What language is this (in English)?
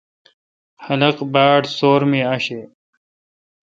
Kalkoti